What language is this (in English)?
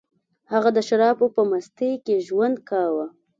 Pashto